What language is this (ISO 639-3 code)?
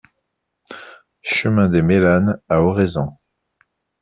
fra